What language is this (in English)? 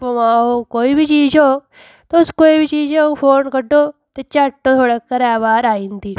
Dogri